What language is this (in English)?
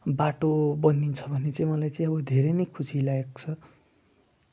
Nepali